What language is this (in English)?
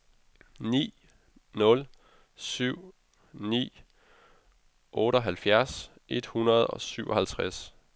Danish